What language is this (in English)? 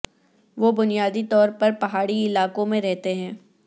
Urdu